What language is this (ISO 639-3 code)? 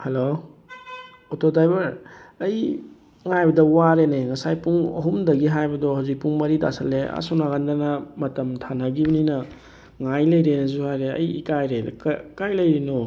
mni